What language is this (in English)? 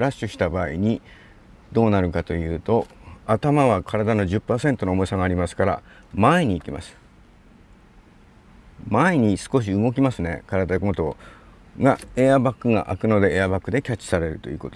Japanese